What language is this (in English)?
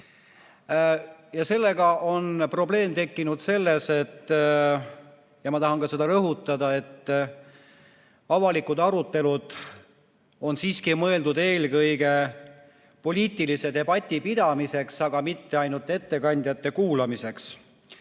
Estonian